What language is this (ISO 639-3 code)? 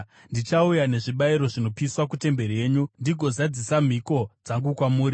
sna